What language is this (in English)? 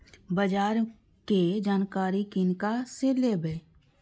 Maithili